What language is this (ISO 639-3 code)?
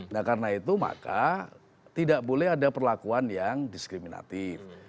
ind